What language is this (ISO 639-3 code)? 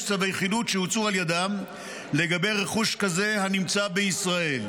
heb